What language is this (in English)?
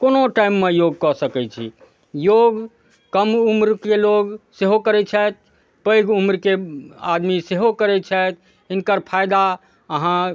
Maithili